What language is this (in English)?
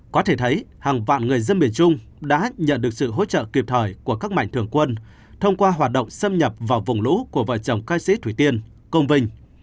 Vietnamese